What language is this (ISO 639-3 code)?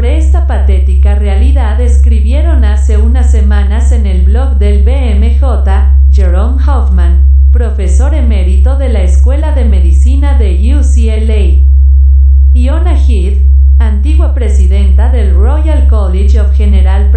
spa